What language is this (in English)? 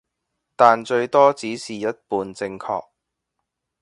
Cantonese